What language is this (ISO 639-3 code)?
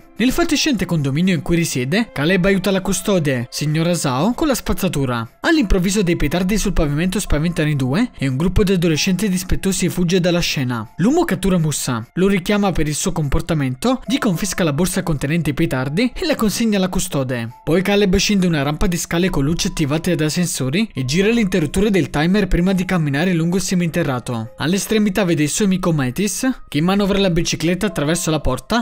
ita